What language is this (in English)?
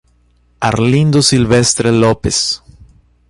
Portuguese